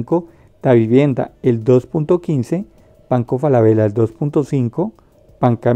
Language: Spanish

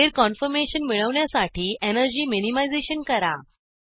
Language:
Marathi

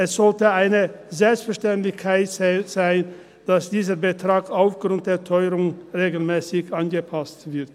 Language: Swiss German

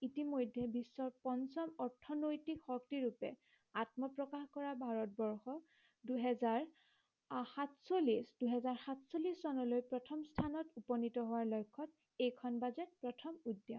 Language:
Assamese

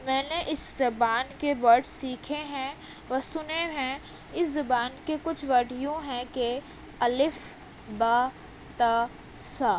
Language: Urdu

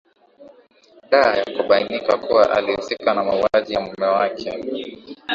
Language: Swahili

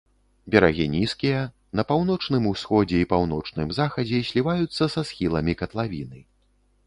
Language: Belarusian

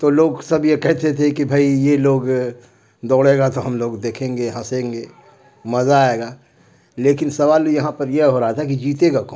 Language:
Urdu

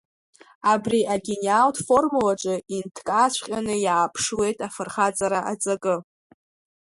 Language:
Abkhazian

